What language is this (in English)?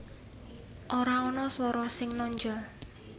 Javanese